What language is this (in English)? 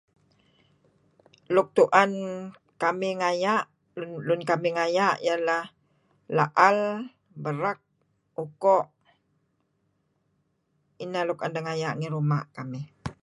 Kelabit